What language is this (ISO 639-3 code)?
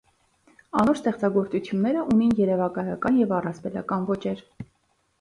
hye